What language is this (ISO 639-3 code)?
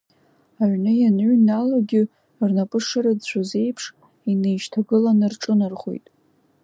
abk